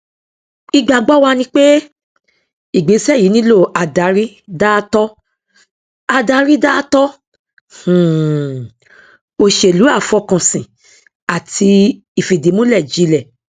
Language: Yoruba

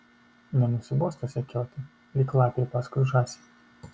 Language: Lithuanian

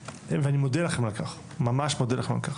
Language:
Hebrew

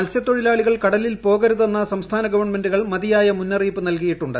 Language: Malayalam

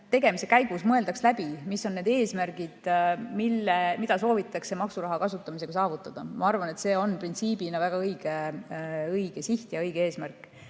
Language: Estonian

